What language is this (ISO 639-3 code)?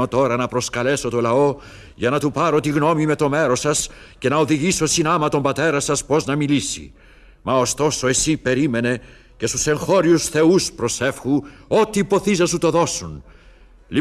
ell